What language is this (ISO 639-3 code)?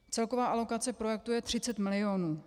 ces